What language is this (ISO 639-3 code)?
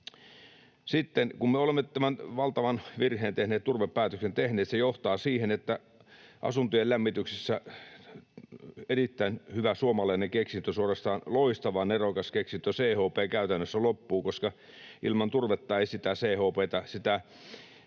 fin